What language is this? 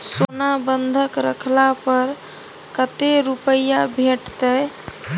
Maithili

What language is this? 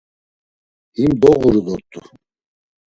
Laz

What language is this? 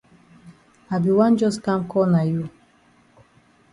Cameroon Pidgin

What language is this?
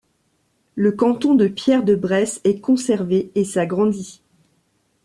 French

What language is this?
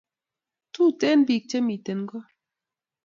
Kalenjin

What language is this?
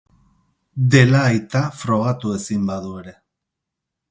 Basque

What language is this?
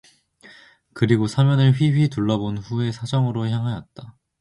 Korean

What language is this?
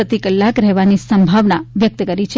Gujarati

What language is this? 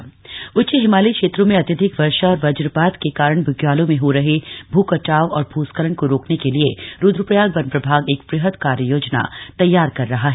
Hindi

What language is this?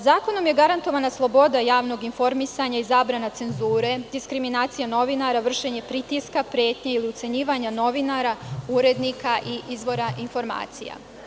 Serbian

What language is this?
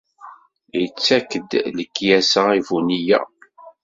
Kabyle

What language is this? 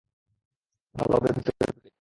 Bangla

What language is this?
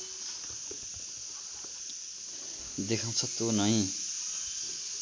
Nepali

